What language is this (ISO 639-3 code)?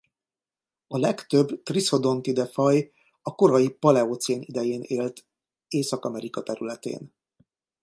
hun